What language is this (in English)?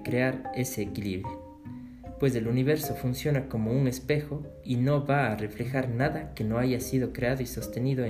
Spanish